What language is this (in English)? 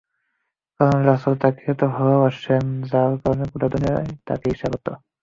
Bangla